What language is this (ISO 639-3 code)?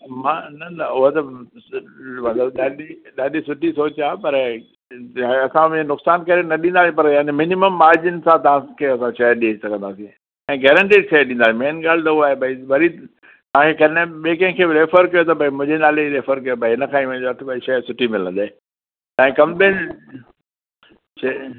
snd